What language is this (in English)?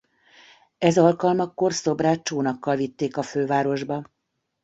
Hungarian